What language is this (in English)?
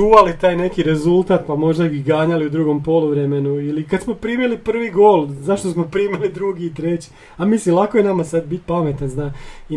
Croatian